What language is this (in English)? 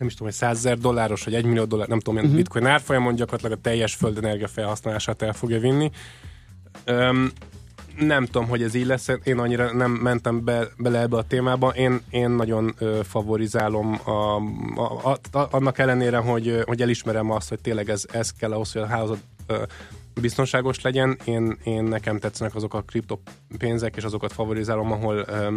Hungarian